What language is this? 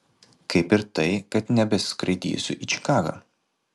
Lithuanian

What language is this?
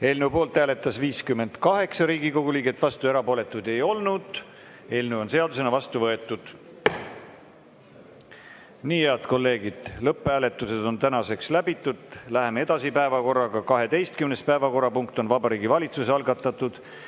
Estonian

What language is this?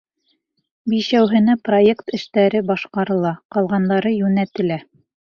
Bashkir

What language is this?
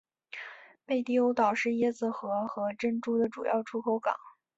Chinese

